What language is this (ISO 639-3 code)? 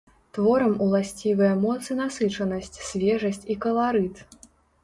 bel